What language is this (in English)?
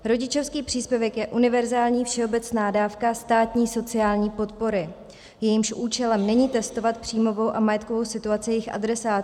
Czech